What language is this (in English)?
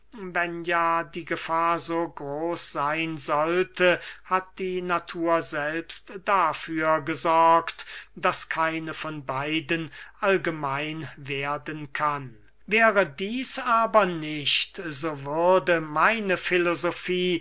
German